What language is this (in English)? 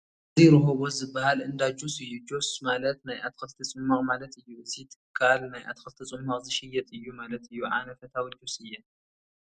Tigrinya